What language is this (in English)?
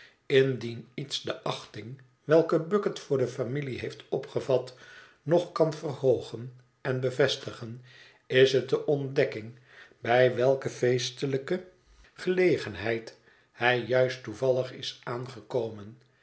Dutch